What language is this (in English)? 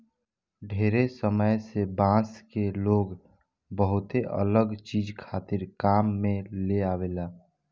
Bhojpuri